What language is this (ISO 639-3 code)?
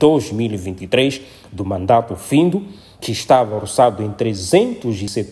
por